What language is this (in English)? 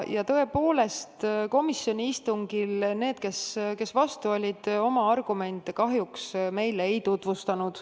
Estonian